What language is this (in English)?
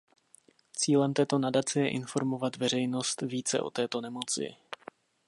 Czech